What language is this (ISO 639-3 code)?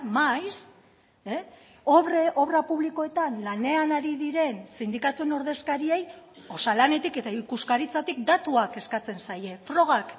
eus